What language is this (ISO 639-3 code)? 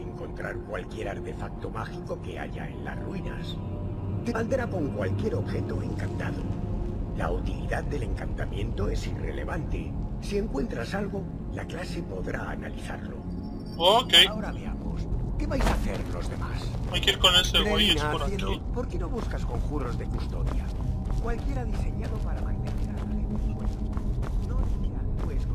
spa